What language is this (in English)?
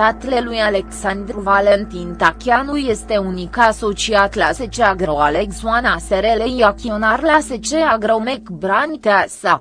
Romanian